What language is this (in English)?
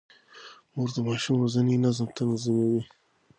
Pashto